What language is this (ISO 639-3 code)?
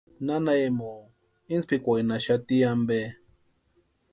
pua